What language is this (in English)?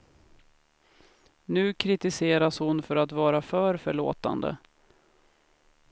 Swedish